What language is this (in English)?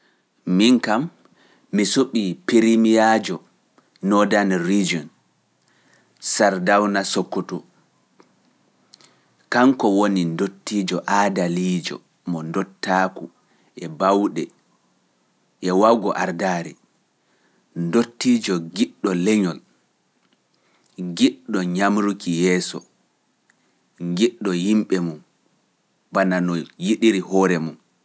Pular